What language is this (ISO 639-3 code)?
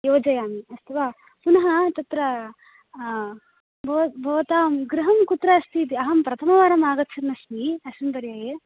san